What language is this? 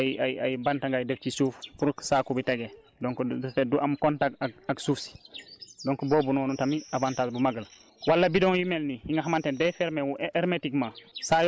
Wolof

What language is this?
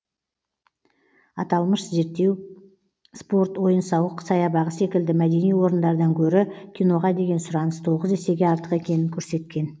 Kazakh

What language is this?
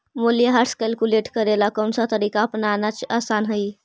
Magahi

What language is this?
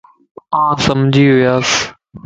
Lasi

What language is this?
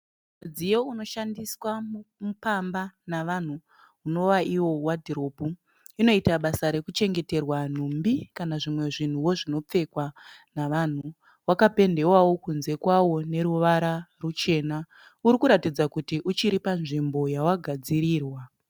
Shona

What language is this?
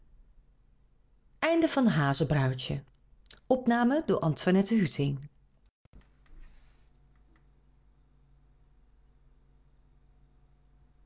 Dutch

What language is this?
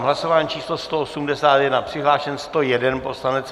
Czech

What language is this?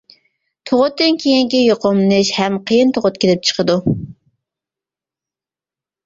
Uyghur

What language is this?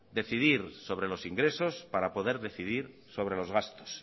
Spanish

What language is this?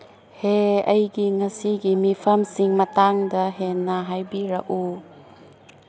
Manipuri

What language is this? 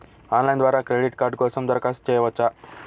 Telugu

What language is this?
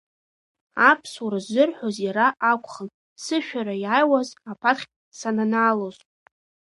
Abkhazian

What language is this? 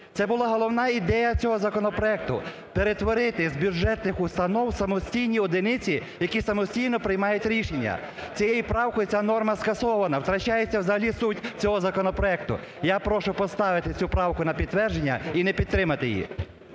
Ukrainian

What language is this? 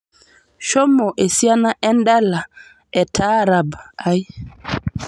Masai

